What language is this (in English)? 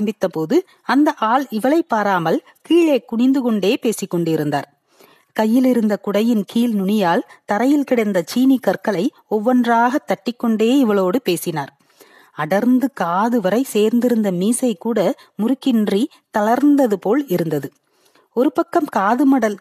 Tamil